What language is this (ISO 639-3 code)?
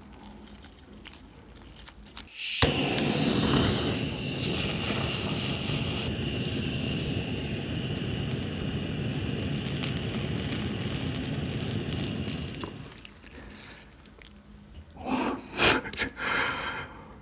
kor